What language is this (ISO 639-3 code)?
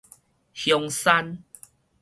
nan